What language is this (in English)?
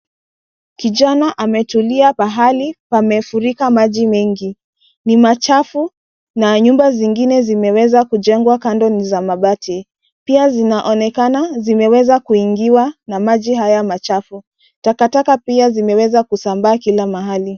Swahili